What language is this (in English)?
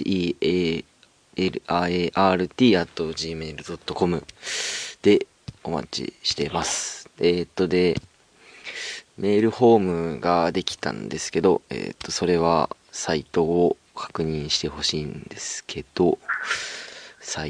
Japanese